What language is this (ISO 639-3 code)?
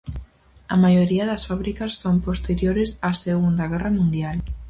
glg